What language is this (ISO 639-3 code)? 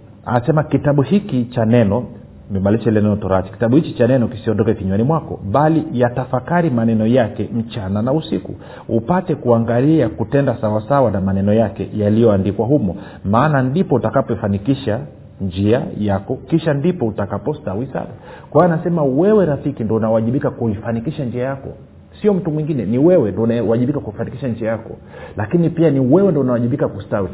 swa